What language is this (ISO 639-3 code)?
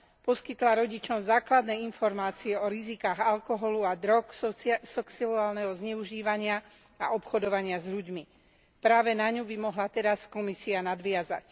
slk